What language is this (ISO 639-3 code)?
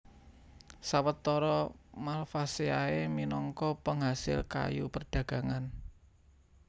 jav